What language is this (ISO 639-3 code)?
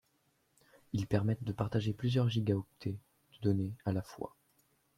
fra